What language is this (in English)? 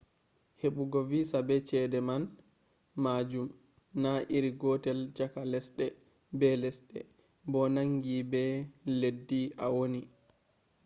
Fula